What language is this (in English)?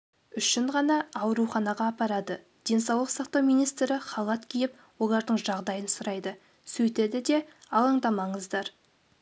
Kazakh